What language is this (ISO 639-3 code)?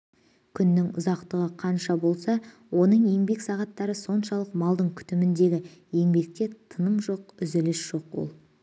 kaz